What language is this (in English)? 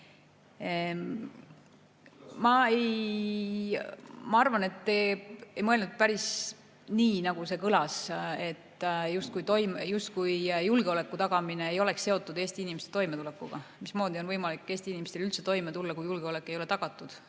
Estonian